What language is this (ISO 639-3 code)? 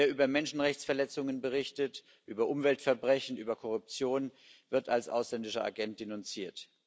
deu